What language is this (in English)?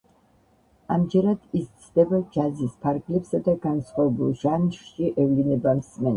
Georgian